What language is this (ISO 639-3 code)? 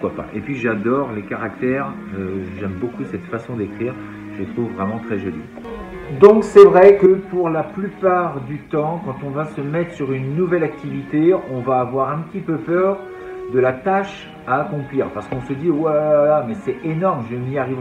fra